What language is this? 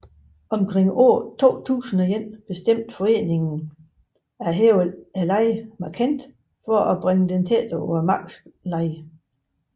Danish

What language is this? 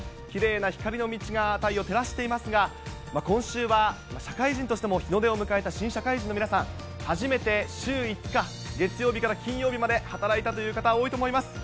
Japanese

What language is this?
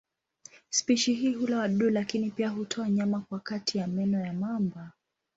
Swahili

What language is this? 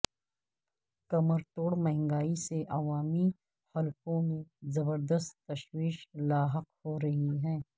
Urdu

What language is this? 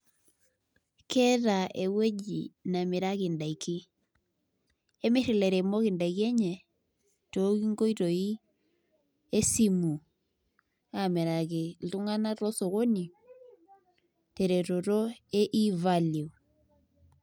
Masai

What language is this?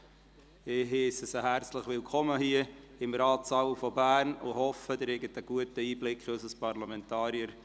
Swiss German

